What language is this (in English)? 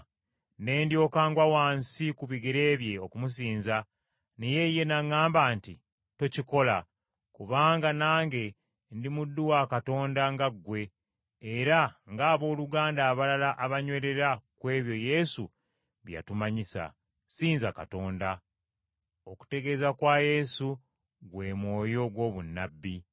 Ganda